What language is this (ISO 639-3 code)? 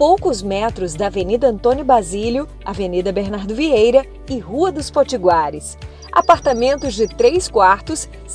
por